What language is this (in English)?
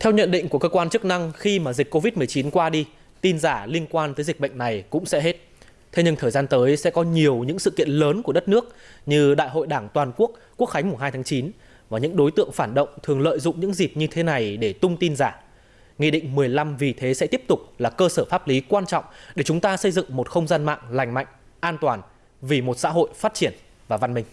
Vietnamese